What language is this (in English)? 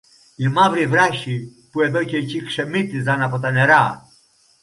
Greek